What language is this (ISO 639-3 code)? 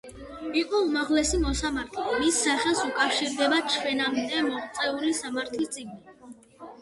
kat